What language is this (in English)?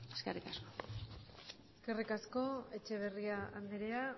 Basque